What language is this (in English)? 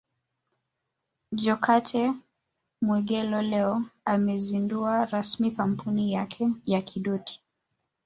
Swahili